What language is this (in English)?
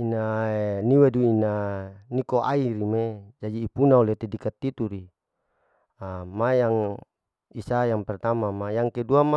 Larike-Wakasihu